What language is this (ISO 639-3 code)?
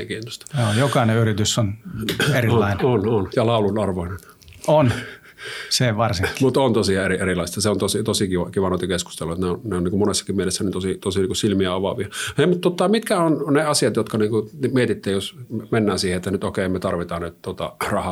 fin